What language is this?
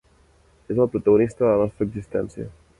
Catalan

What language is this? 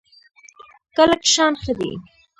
Pashto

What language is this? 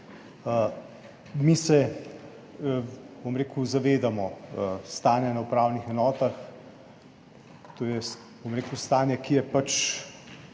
Slovenian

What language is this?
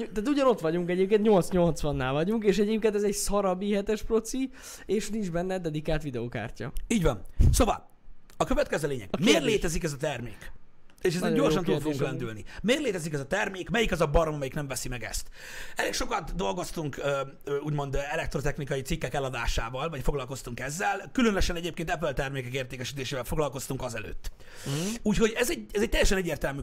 Hungarian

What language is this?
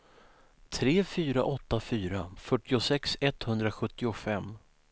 Swedish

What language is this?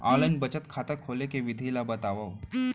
Chhattisgarhi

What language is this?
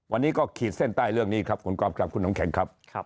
Thai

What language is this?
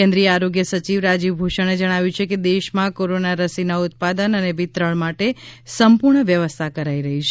Gujarati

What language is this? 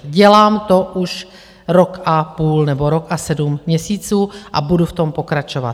Czech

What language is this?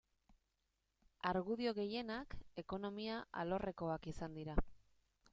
Basque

